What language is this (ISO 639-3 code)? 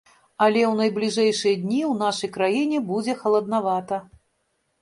bel